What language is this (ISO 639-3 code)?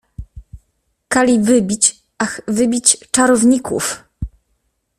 pol